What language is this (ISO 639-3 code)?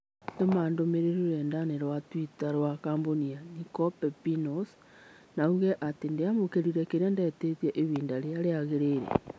kik